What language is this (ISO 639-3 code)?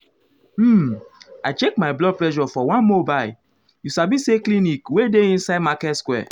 pcm